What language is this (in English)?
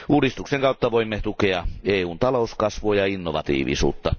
Finnish